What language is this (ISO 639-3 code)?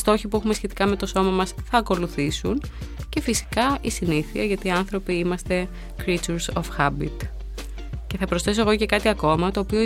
ell